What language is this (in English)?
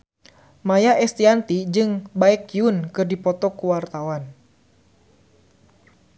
Sundanese